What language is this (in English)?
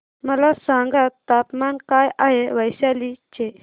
Marathi